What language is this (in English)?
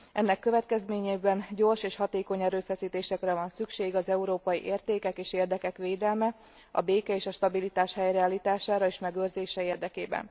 Hungarian